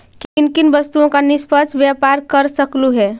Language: Magahi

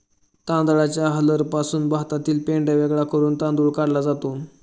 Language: Marathi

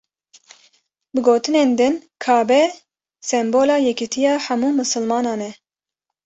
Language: Kurdish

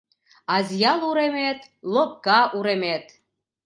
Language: Mari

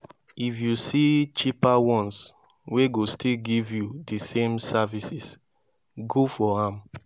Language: Nigerian Pidgin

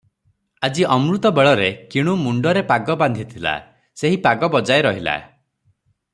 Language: Odia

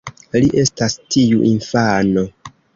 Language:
Esperanto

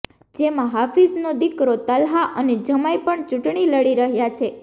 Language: Gujarati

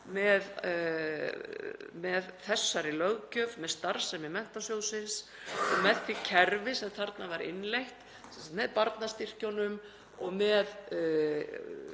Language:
Icelandic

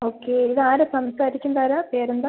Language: Malayalam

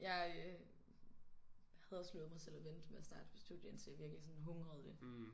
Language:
Danish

